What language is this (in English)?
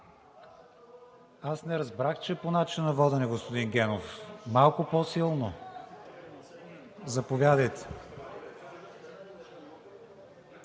Bulgarian